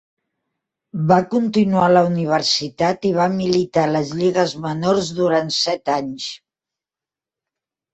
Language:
Catalan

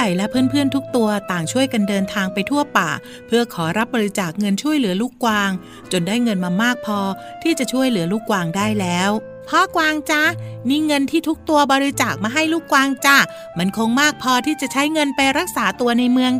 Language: Thai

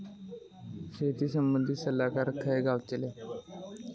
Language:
Marathi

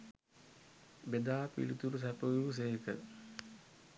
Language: Sinhala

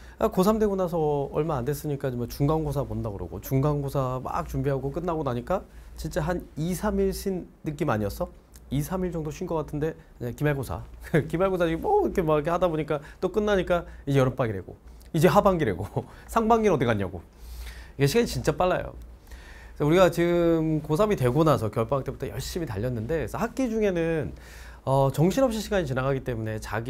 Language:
Korean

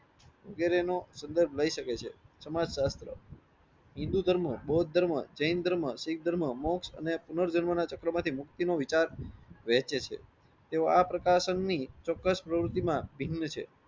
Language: Gujarati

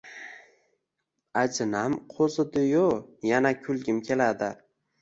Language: Uzbek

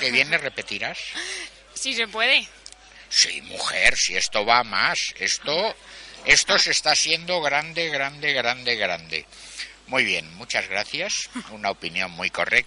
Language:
Spanish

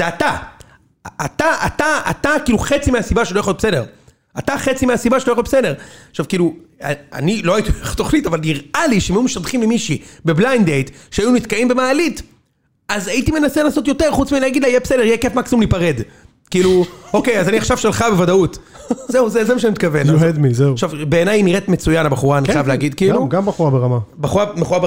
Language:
Hebrew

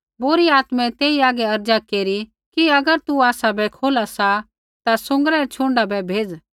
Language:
Kullu Pahari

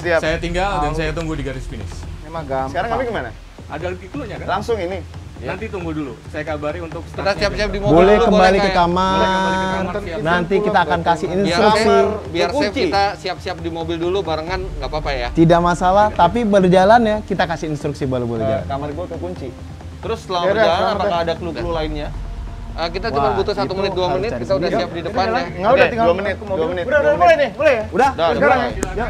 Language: Indonesian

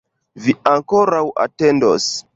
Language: Esperanto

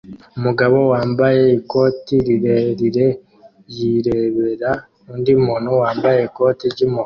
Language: Kinyarwanda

